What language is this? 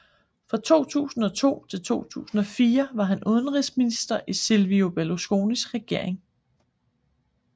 Danish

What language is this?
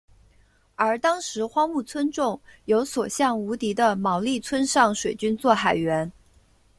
Chinese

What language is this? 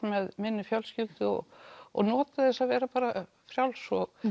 Icelandic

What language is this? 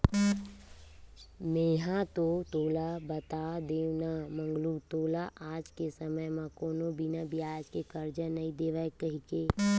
Chhattisgarhi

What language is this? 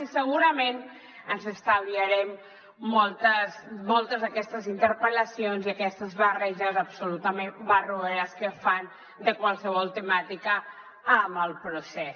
Catalan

